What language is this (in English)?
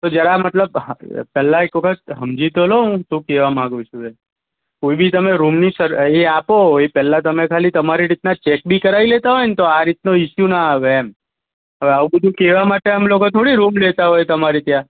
Gujarati